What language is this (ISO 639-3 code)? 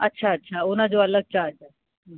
snd